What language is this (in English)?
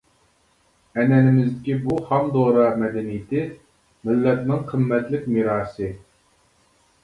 Uyghur